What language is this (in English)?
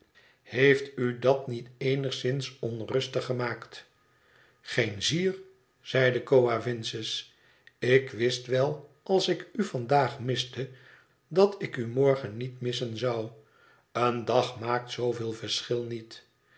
Dutch